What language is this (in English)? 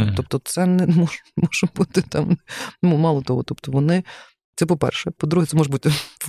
Ukrainian